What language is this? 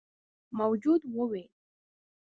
Pashto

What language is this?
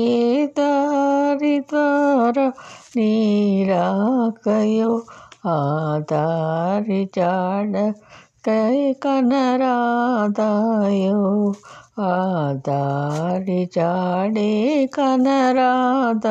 Telugu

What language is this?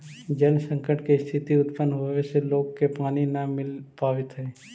Magahi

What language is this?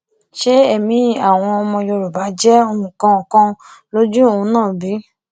Yoruba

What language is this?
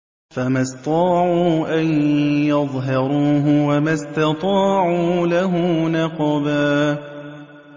Arabic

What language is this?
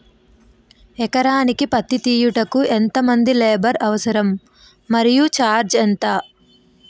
Telugu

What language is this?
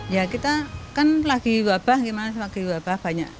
Indonesian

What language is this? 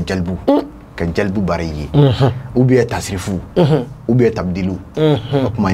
Arabic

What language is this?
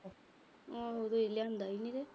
Punjabi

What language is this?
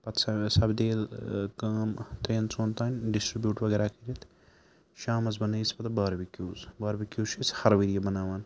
Kashmiri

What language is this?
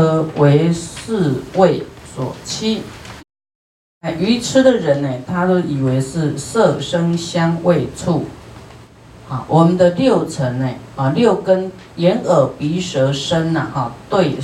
Chinese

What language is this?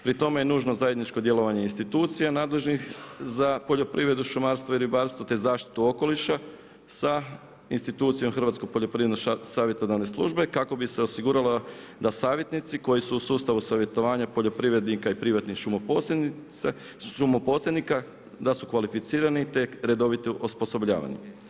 Croatian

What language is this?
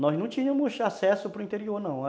Portuguese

